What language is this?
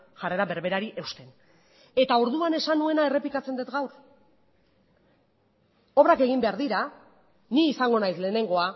Basque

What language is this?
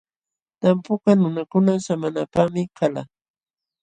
Jauja Wanca Quechua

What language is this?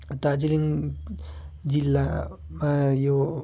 Nepali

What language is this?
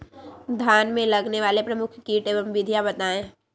Magahi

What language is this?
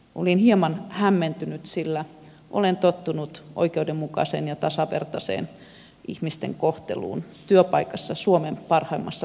Finnish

